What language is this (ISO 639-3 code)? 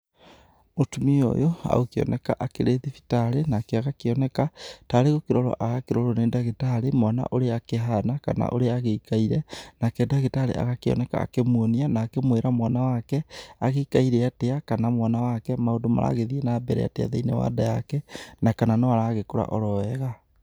kik